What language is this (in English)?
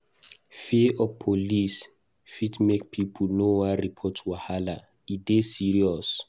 Nigerian Pidgin